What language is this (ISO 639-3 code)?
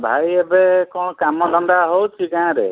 ori